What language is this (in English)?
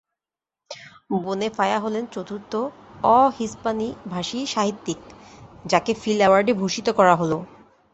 Bangla